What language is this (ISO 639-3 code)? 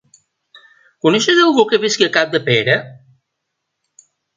cat